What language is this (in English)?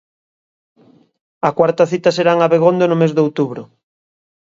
Galician